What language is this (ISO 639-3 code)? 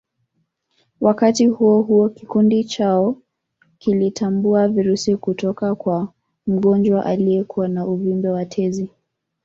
swa